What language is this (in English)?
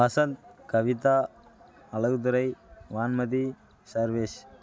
Tamil